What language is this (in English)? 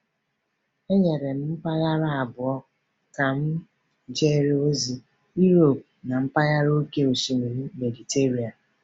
Igbo